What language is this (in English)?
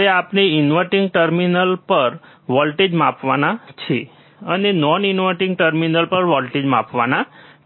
Gujarati